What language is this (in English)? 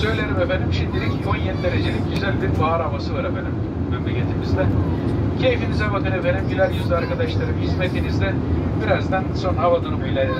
Turkish